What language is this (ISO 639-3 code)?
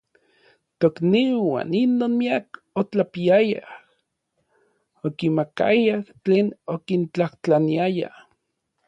nlv